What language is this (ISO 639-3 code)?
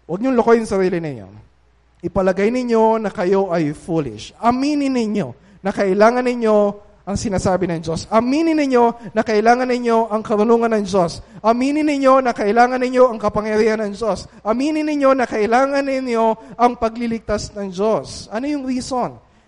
fil